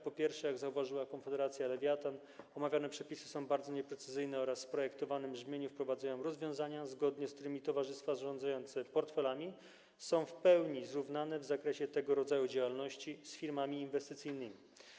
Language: Polish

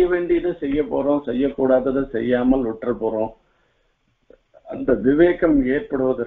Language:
Vietnamese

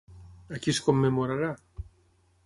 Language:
Catalan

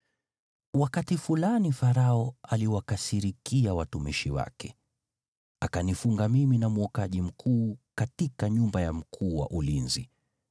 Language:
Swahili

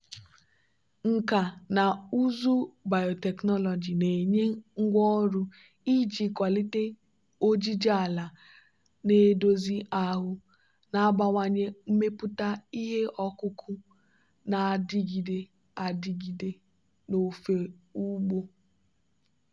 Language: Igbo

